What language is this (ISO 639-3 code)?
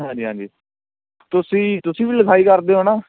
pan